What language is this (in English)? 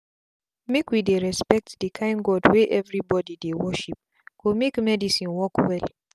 Nigerian Pidgin